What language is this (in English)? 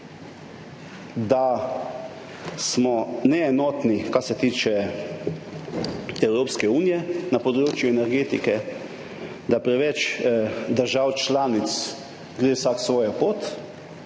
Slovenian